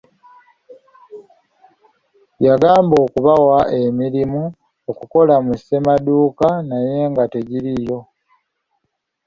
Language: Ganda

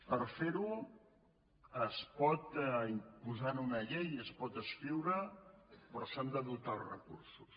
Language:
Catalan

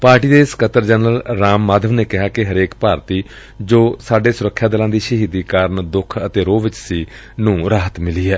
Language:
Punjabi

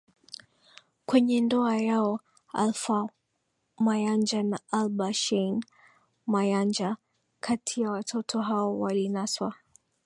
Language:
Swahili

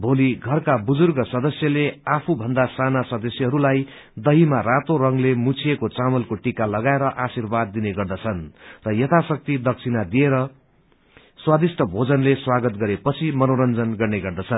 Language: Nepali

